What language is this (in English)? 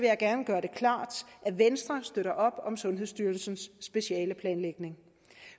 Danish